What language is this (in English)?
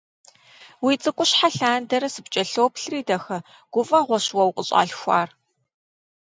Kabardian